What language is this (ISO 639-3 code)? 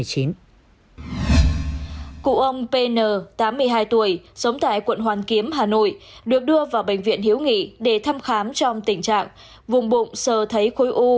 vie